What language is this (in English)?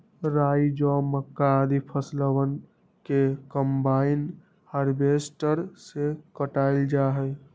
Magahi